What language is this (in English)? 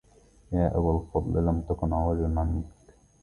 Arabic